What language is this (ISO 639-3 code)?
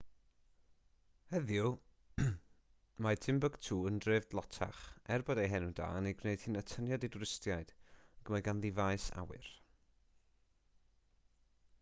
cym